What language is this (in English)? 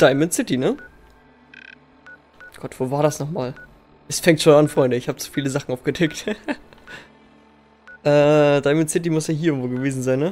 German